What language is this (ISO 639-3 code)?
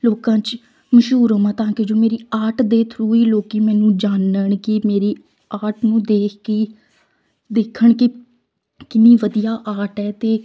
pan